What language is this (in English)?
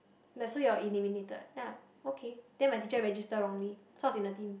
English